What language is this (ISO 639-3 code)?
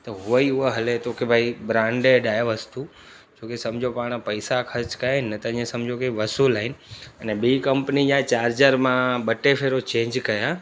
snd